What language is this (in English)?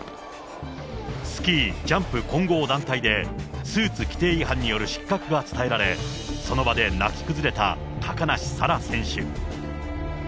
Japanese